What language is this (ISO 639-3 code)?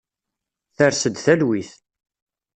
kab